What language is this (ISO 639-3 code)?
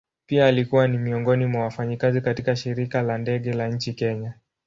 swa